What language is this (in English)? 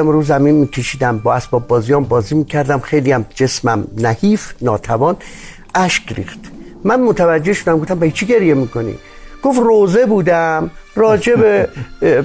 Persian